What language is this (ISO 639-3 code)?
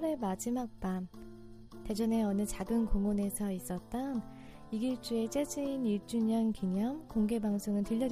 kor